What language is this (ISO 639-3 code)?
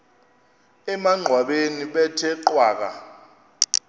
xho